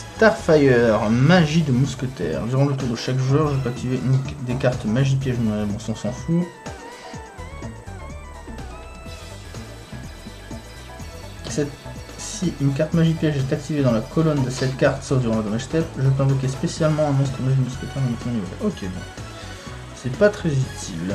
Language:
French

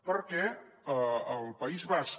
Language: Catalan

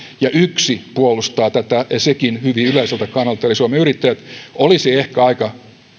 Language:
Finnish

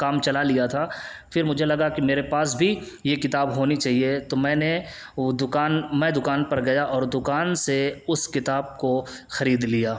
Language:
Urdu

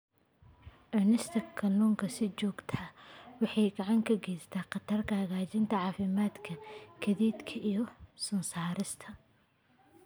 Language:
Somali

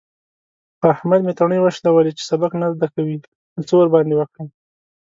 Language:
Pashto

